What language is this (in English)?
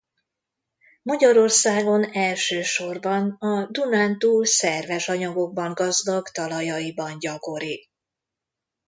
Hungarian